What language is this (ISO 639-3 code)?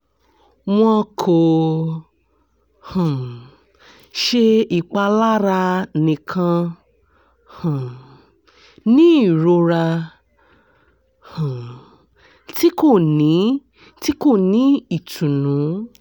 yor